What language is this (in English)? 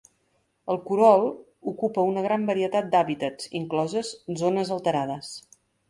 Catalan